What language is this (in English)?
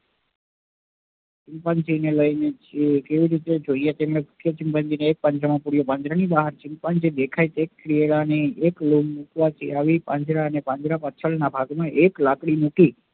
Gujarati